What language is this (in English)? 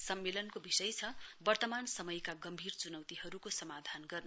Nepali